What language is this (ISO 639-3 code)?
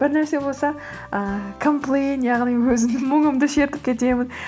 kaz